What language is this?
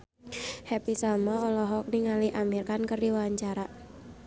Sundanese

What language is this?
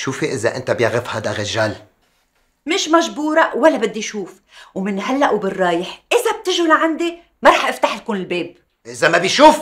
Arabic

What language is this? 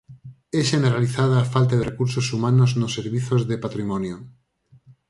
Galician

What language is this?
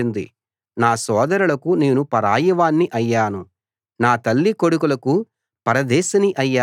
Telugu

